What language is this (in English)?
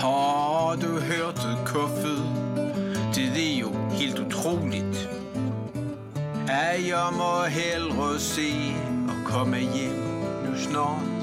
Danish